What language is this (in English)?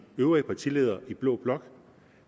Danish